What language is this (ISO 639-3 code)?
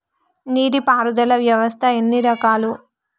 tel